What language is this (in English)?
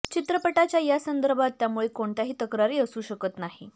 Marathi